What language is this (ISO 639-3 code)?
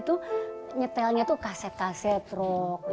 ind